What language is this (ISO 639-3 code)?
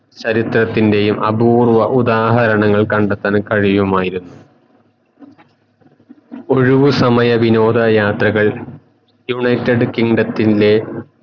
mal